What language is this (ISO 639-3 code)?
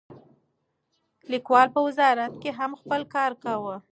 pus